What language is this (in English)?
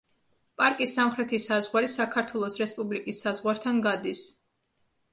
Georgian